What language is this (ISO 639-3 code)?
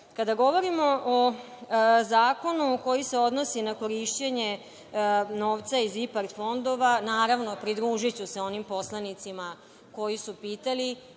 srp